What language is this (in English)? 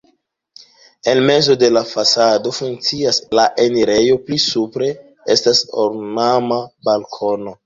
Esperanto